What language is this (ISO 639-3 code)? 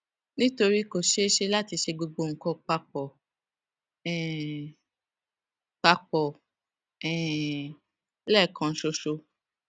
yor